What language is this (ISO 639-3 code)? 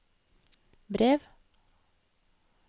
nor